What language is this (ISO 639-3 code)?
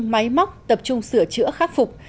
vie